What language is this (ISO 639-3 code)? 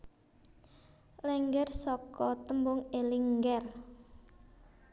jav